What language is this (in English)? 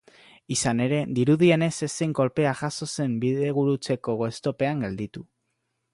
Basque